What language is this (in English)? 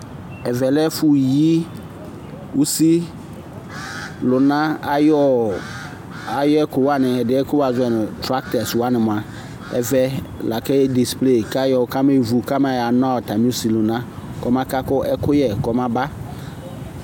Ikposo